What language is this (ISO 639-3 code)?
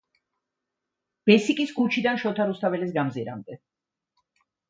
kat